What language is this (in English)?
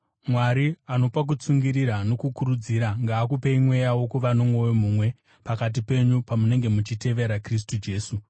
Shona